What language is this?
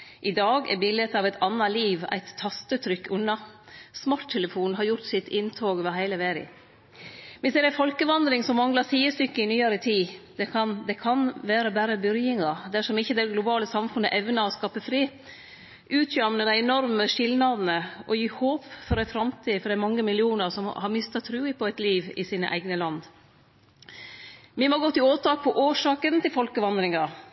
Norwegian Nynorsk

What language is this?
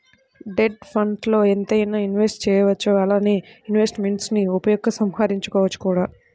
Telugu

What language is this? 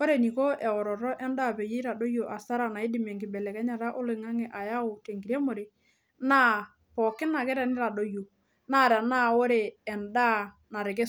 Masai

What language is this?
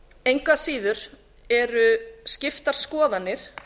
Icelandic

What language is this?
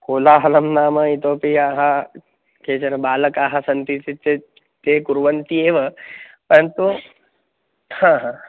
Sanskrit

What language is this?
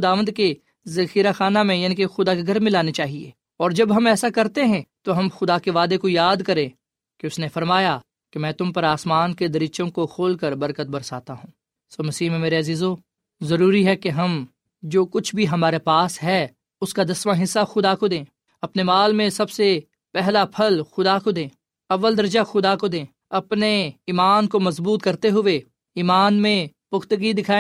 Urdu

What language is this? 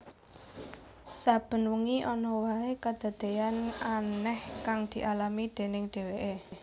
Javanese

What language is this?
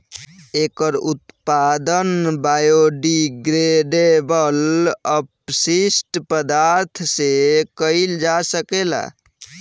Bhojpuri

